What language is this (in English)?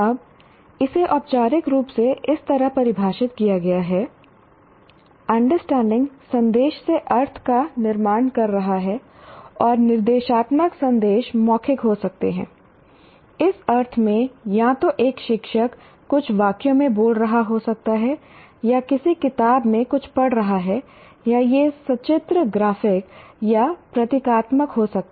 Hindi